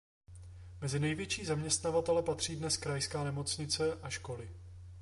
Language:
Czech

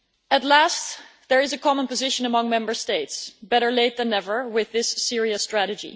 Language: English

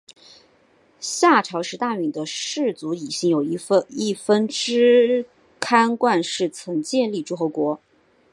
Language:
Chinese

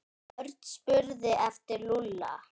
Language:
Icelandic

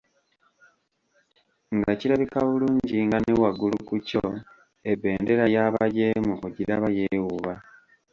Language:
Ganda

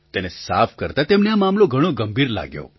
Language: Gujarati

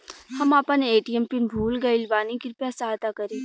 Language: Bhojpuri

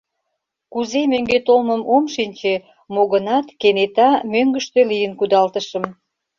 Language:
Mari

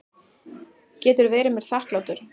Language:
Icelandic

